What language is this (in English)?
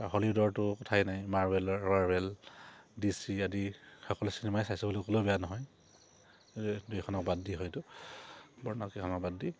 Assamese